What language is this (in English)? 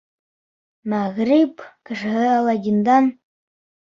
Bashkir